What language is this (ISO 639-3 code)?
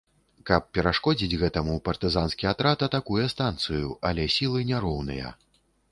bel